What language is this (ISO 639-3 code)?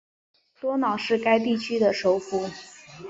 zho